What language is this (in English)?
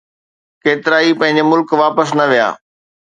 Sindhi